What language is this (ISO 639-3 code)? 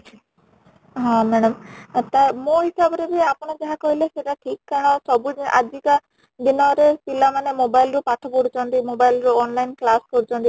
ori